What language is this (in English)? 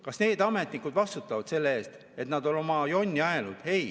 Estonian